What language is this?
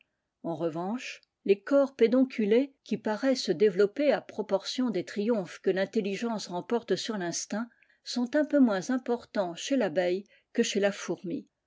French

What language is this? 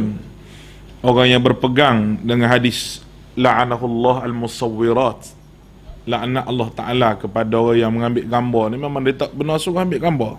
Malay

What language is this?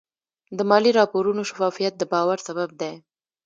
Pashto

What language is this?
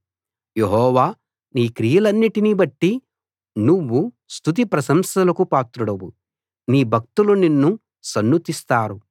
Telugu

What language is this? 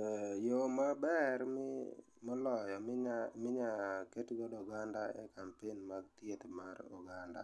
Luo (Kenya and Tanzania)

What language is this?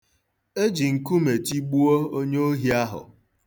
Igbo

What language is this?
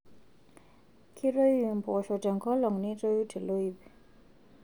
Masai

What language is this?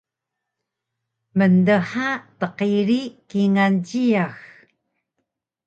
Taroko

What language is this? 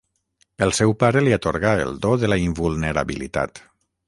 Catalan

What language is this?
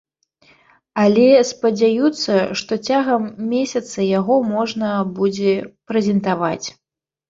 Belarusian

